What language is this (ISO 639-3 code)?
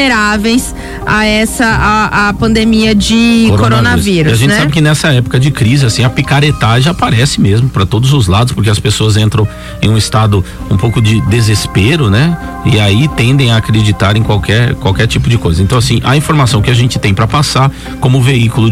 por